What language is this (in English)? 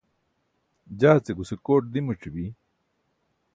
Burushaski